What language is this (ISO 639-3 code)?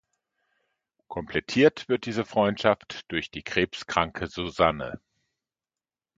deu